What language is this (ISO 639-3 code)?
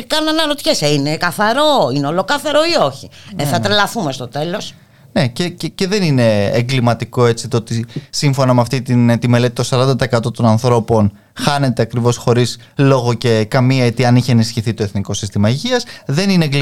ell